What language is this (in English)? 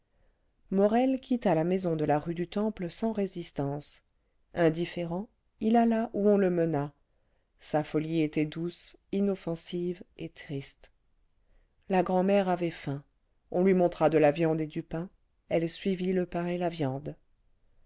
French